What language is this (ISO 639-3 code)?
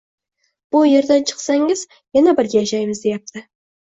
uzb